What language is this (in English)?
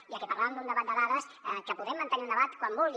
Catalan